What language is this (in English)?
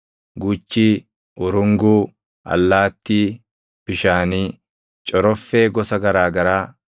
Oromo